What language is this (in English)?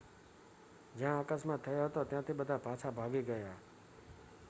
Gujarati